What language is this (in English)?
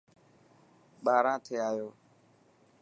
Dhatki